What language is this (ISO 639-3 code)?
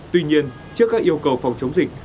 vie